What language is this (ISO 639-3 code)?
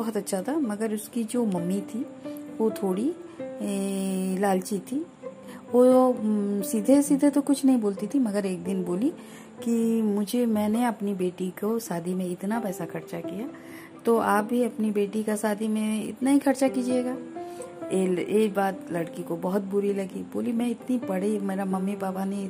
hin